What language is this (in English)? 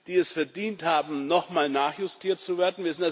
German